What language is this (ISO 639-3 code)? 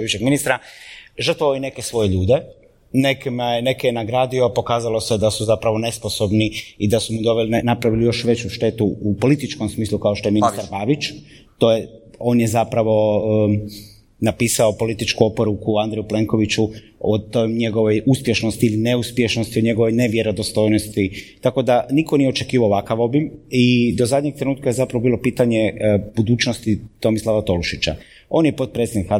hrv